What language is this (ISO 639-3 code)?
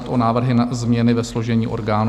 ces